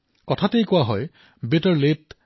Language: Assamese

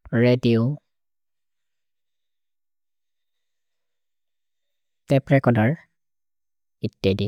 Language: Maria (India)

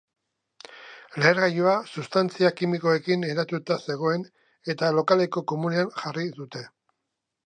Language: Basque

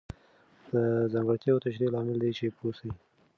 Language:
Pashto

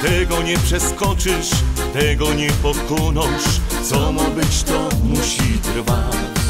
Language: Polish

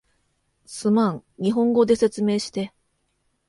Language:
Japanese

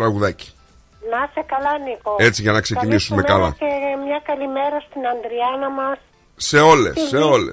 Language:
Greek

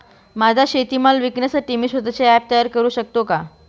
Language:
Marathi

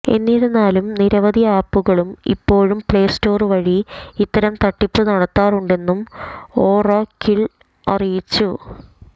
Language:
Malayalam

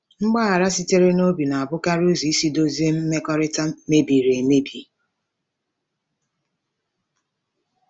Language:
Igbo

